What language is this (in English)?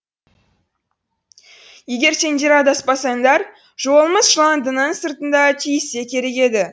Kazakh